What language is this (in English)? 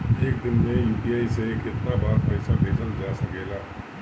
Bhojpuri